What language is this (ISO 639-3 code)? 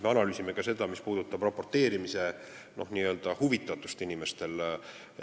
est